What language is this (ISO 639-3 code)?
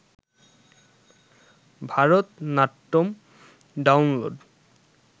ben